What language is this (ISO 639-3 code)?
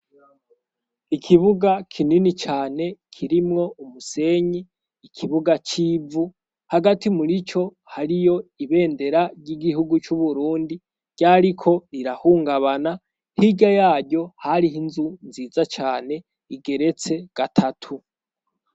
run